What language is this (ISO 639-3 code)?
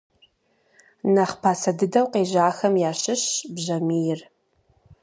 kbd